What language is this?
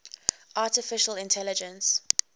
English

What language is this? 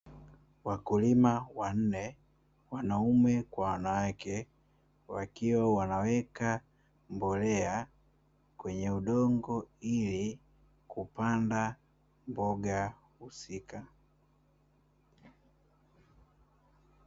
Swahili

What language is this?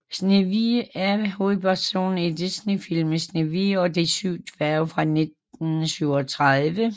Danish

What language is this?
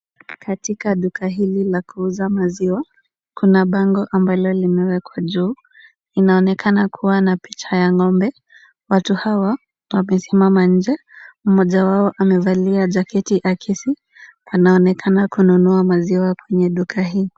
Swahili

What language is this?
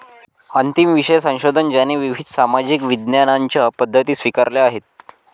Marathi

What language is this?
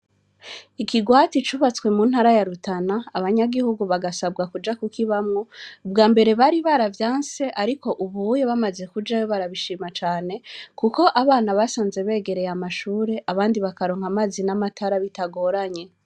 Rundi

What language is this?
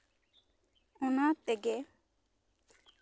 Santali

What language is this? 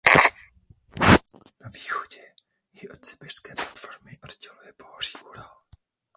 Czech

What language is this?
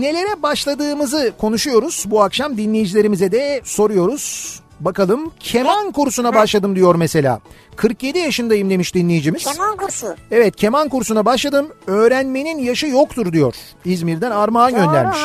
Turkish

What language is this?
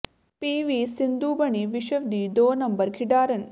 Punjabi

